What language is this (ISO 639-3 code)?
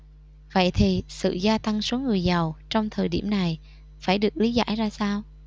vie